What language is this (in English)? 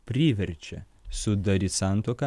Lithuanian